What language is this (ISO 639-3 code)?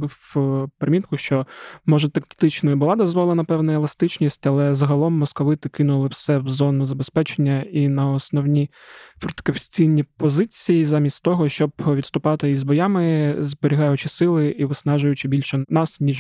ukr